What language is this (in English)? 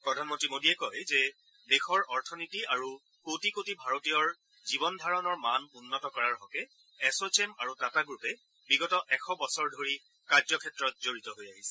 Assamese